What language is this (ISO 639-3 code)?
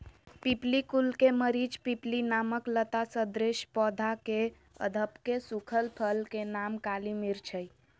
mag